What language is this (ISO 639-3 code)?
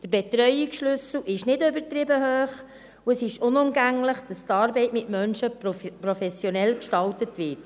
gsw